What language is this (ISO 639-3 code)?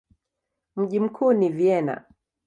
swa